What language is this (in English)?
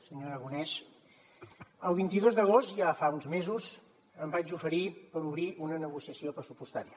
Catalan